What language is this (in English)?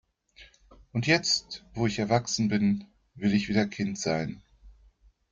German